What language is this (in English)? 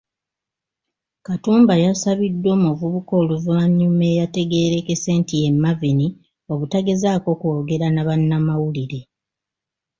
Ganda